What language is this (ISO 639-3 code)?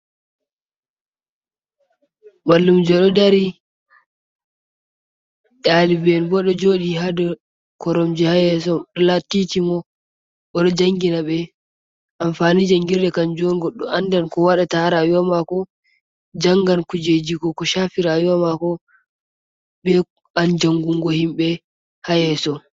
ful